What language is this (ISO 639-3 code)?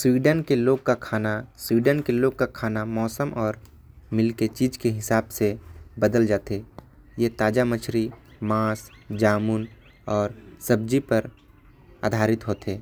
kfp